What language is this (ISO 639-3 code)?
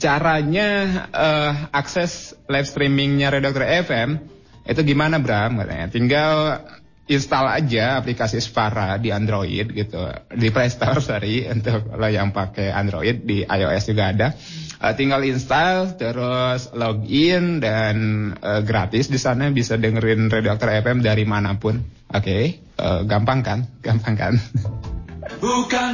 ind